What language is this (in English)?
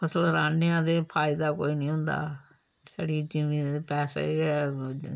Dogri